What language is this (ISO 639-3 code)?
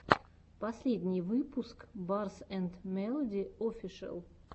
rus